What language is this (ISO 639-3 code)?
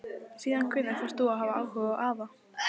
isl